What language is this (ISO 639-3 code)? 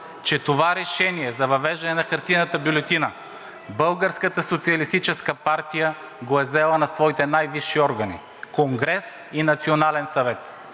bul